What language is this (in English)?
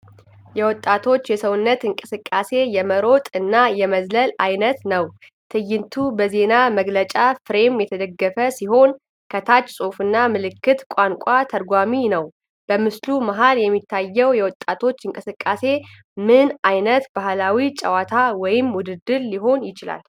Amharic